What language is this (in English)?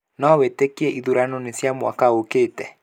Kikuyu